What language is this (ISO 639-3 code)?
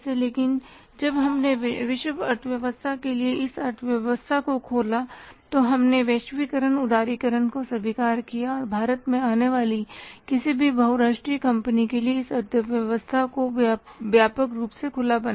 hin